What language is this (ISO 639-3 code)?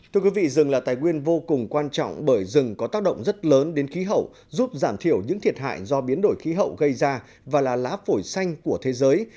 vie